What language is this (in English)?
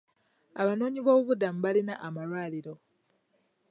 Ganda